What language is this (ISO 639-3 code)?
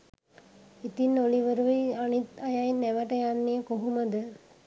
sin